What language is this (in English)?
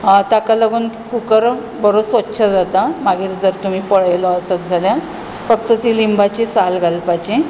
Konkani